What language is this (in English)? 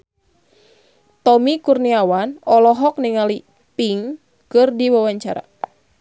Sundanese